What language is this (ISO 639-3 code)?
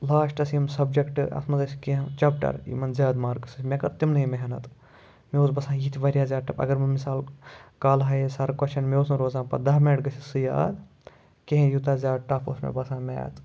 kas